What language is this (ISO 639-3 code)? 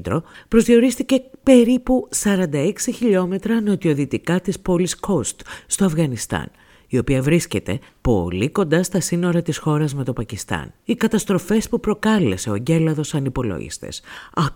ell